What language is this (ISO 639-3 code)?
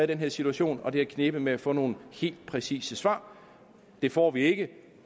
dan